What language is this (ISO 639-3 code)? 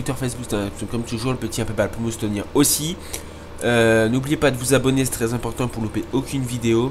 fra